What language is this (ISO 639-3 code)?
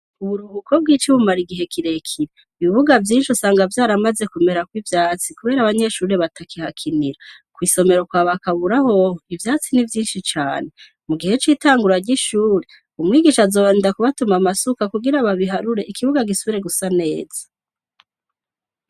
run